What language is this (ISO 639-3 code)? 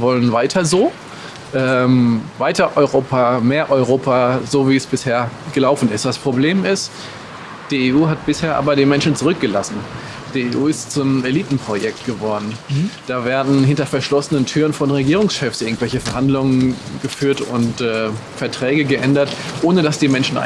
deu